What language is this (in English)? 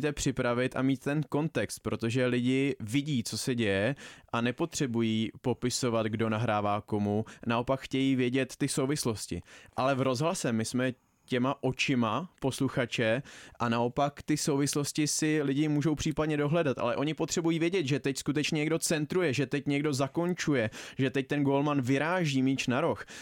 Czech